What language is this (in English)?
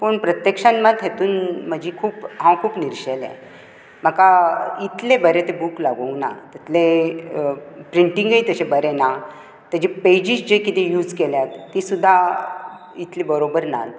Konkani